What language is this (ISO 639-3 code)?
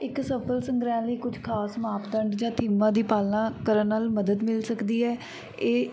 pan